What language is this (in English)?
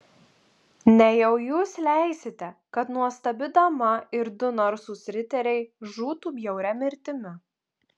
Lithuanian